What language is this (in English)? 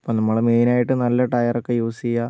Malayalam